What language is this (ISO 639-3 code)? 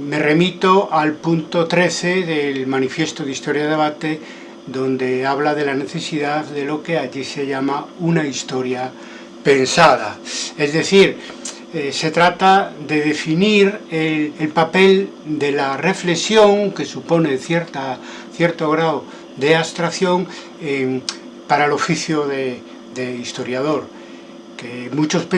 spa